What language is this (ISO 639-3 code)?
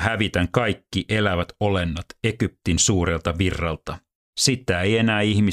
fin